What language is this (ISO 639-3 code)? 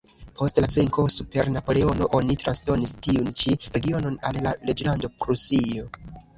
epo